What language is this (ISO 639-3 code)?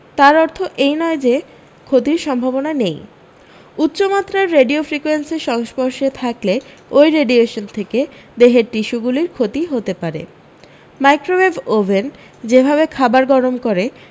ben